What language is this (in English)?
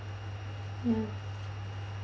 English